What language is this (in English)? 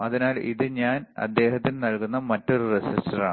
Malayalam